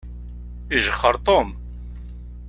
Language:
Kabyle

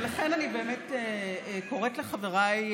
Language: Hebrew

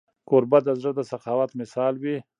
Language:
Pashto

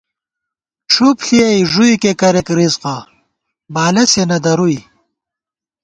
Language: Gawar-Bati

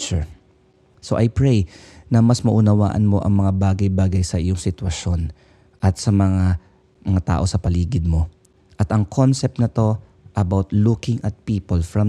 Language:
Filipino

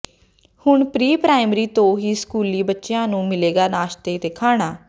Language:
Punjabi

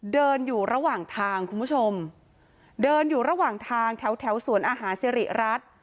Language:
Thai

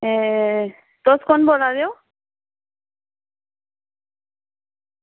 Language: Dogri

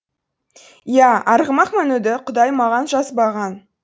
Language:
Kazakh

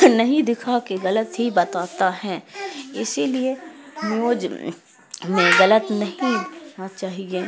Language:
Urdu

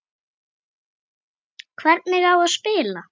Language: Icelandic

